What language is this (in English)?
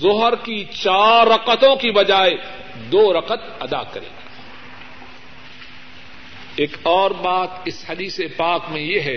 Urdu